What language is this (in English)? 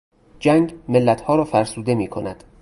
Persian